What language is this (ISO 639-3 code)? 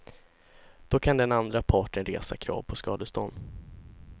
swe